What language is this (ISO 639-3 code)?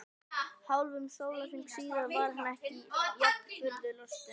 isl